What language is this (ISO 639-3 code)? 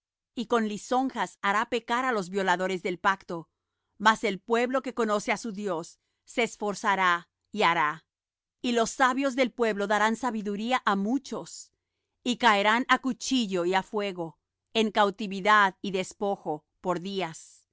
spa